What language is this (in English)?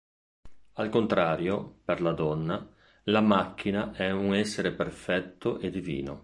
Italian